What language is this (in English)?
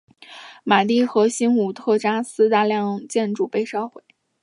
Chinese